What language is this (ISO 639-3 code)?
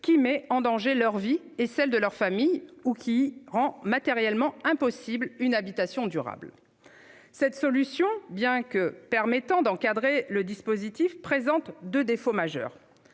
fra